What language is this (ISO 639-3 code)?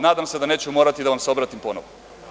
srp